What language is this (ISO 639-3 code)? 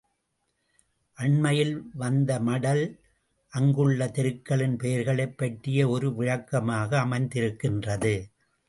tam